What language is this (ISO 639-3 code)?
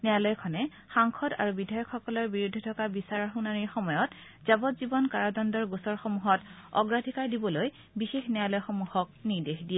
asm